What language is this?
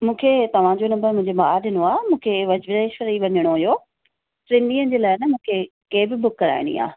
Sindhi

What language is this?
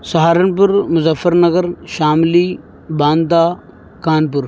Urdu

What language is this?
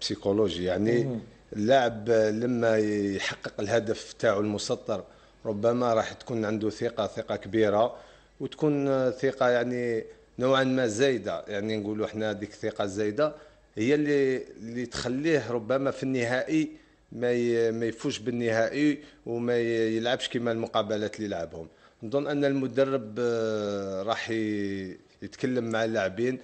Arabic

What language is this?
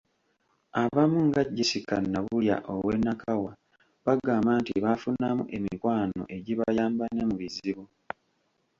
Ganda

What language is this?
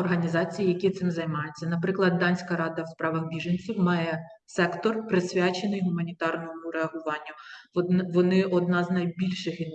Ukrainian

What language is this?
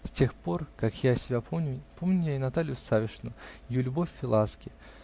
Russian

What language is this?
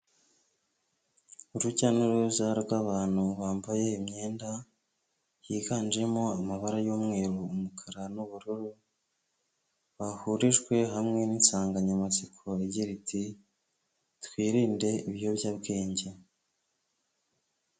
Kinyarwanda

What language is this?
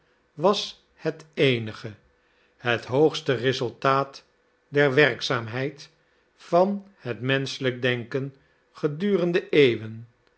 Dutch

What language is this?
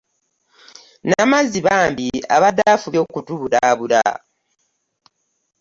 Ganda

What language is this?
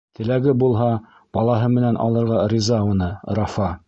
Bashkir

